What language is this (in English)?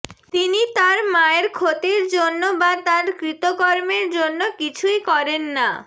Bangla